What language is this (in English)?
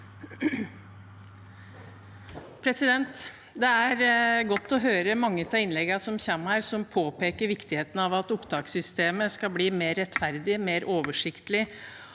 Norwegian